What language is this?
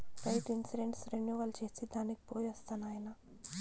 Telugu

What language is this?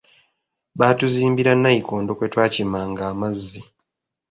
Ganda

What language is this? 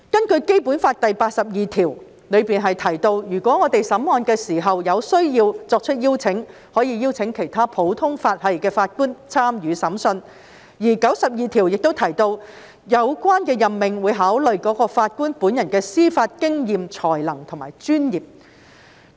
Cantonese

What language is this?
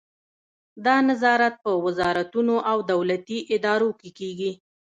Pashto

